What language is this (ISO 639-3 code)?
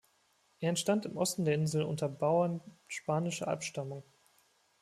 deu